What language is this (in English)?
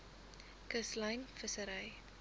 Afrikaans